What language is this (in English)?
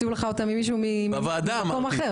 Hebrew